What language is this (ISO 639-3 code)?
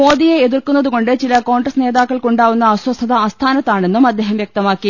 mal